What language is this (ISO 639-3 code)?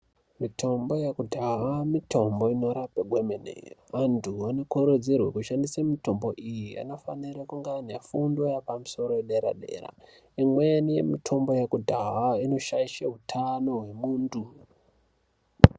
ndc